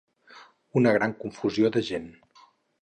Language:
Catalan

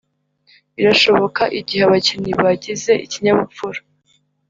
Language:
Kinyarwanda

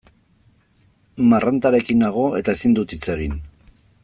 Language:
Basque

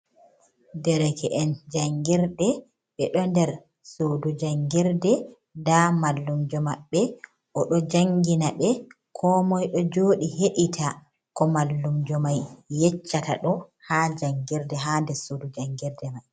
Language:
Fula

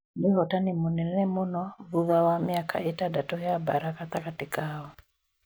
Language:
Kikuyu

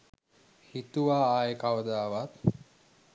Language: Sinhala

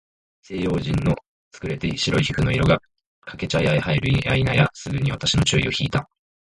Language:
Japanese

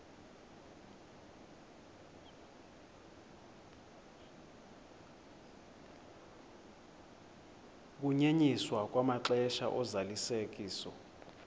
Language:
Xhosa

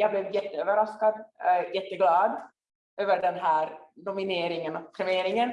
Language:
Swedish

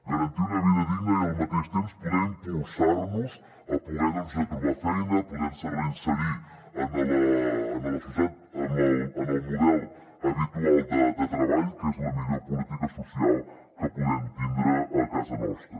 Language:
Catalan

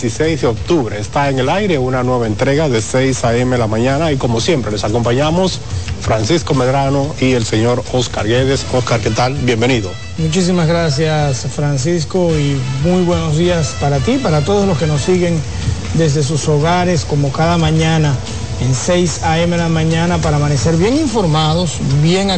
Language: Spanish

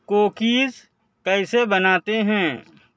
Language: Urdu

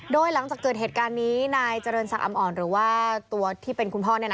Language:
Thai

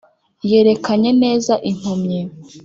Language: Kinyarwanda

